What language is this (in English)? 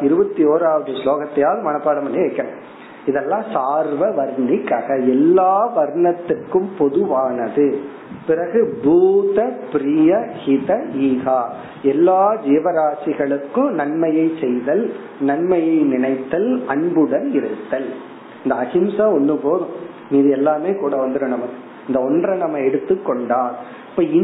Tamil